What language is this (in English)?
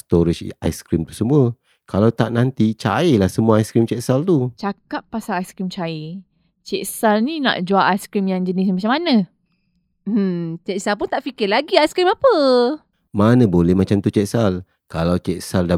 Malay